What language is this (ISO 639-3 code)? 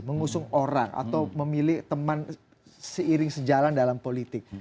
ind